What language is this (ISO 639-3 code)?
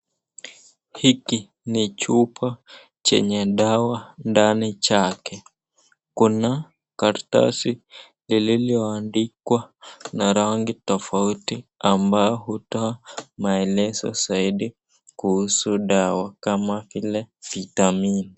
swa